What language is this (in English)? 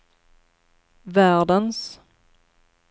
Swedish